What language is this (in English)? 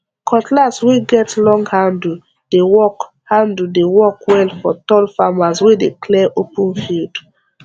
Nigerian Pidgin